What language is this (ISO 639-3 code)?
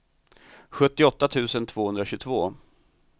swe